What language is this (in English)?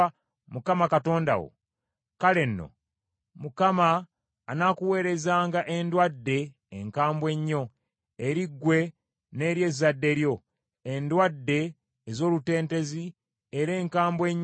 Ganda